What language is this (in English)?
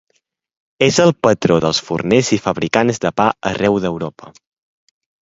Catalan